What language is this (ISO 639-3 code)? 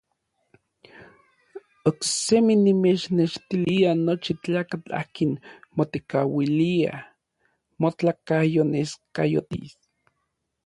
nlv